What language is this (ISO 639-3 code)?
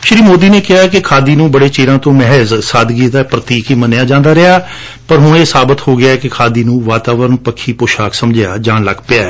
pan